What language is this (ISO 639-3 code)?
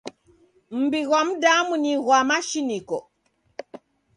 dav